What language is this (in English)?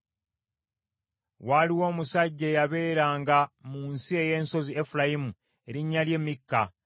Ganda